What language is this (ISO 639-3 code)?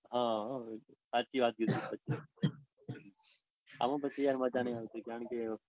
guj